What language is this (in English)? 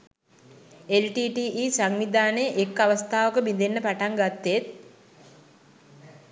Sinhala